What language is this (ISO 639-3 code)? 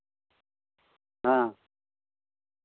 sat